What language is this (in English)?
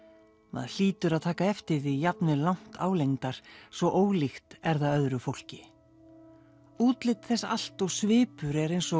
Icelandic